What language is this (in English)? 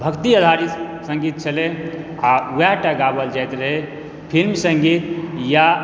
Maithili